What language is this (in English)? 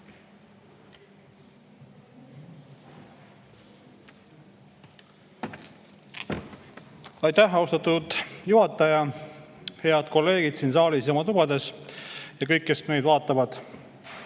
Estonian